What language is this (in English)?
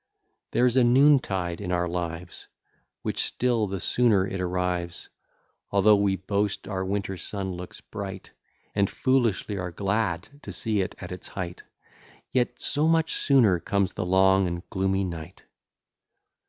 English